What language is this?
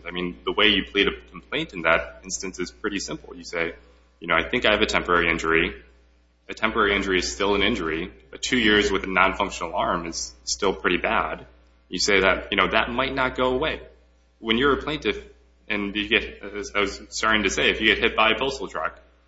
English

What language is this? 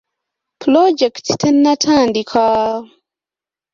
Ganda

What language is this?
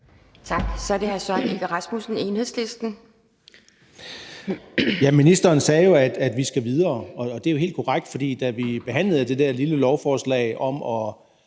Danish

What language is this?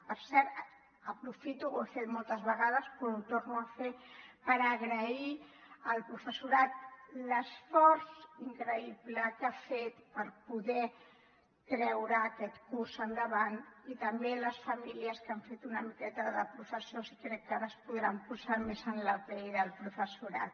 Catalan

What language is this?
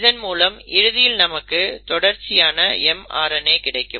Tamil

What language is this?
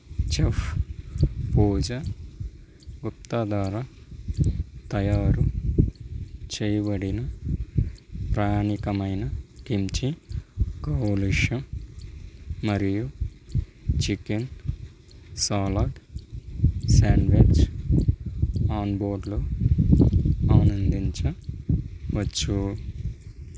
Telugu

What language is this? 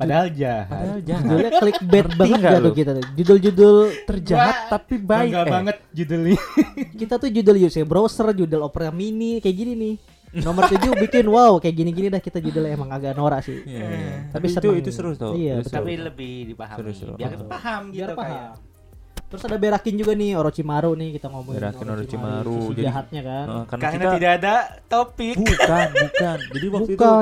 Indonesian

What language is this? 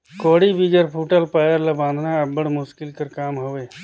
Chhattisgarhi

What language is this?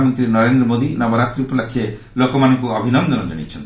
Odia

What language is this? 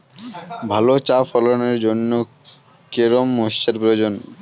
Bangla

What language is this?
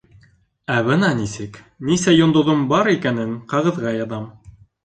Bashkir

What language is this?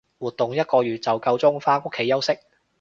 Cantonese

